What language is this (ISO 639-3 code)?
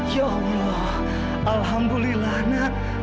ind